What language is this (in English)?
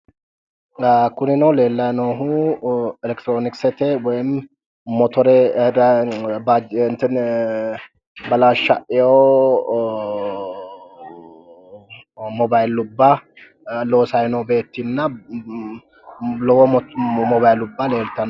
Sidamo